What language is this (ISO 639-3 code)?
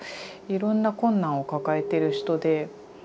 jpn